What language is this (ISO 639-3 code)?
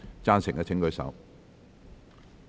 yue